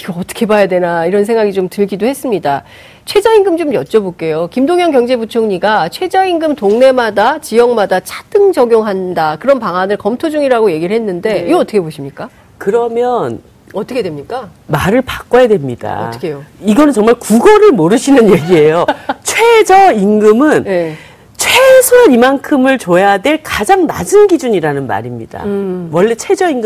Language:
Korean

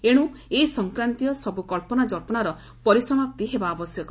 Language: Odia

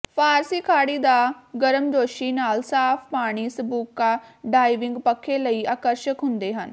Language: Punjabi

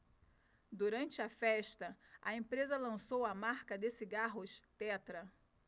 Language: Portuguese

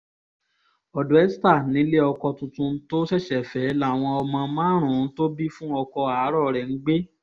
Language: Yoruba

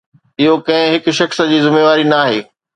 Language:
Sindhi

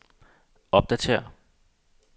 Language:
Danish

